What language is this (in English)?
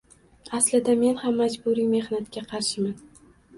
Uzbek